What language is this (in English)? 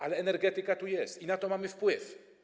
Polish